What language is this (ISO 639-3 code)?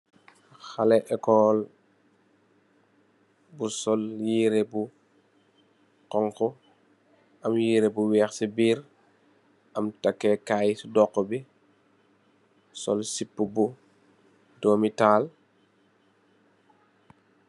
wol